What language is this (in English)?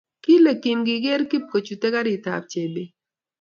Kalenjin